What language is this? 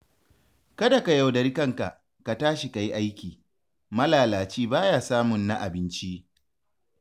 Hausa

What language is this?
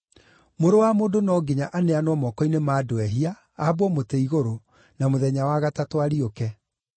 Kikuyu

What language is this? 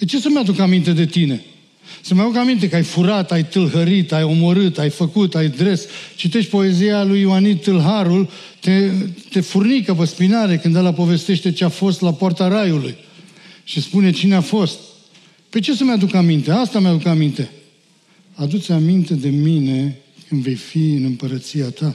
Romanian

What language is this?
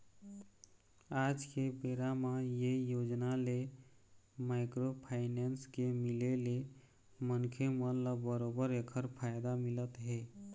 Chhattisgarhi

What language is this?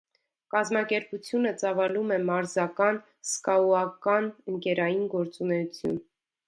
Armenian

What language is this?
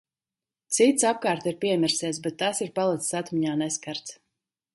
Latvian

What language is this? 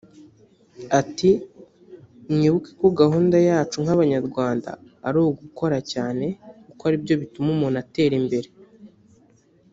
Kinyarwanda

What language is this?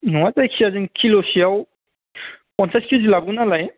Bodo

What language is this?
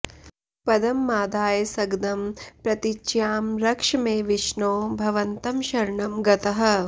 Sanskrit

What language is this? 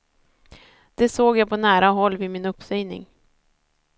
Swedish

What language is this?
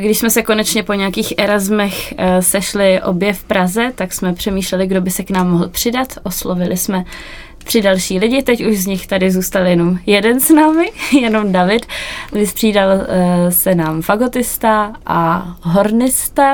Czech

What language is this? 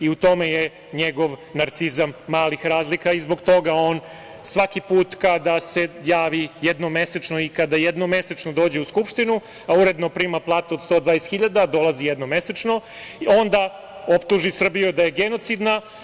Serbian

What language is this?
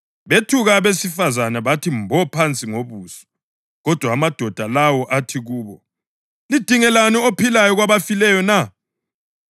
North Ndebele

